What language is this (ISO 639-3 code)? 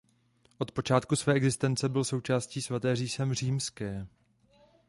ces